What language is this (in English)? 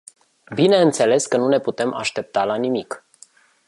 Romanian